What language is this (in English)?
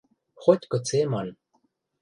Western Mari